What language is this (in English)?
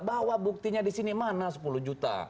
Indonesian